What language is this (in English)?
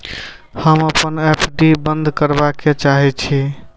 Maithili